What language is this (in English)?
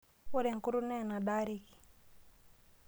Masai